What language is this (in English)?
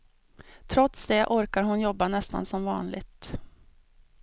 Swedish